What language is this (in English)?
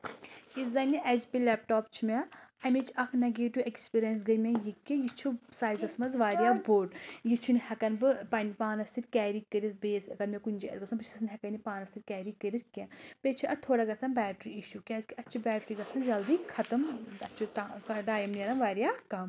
Kashmiri